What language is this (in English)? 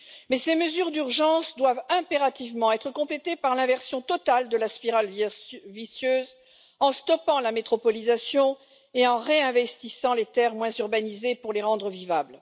French